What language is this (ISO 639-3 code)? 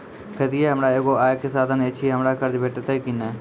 mai